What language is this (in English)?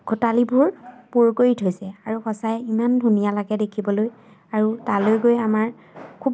Assamese